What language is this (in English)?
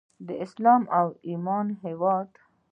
Pashto